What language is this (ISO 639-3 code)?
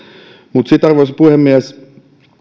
fin